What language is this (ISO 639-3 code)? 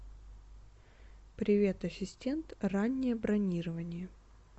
rus